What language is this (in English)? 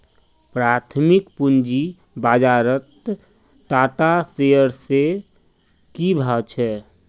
Magahi